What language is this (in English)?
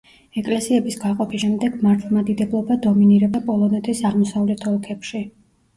Georgian